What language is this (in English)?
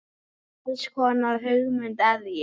Icelandic